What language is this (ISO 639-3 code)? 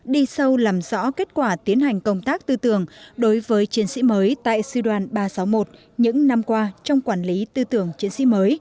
vie